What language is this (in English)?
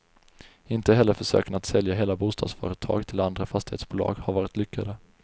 Swedish